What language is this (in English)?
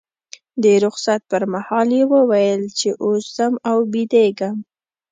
Pashto